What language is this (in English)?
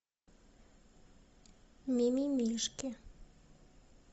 Russian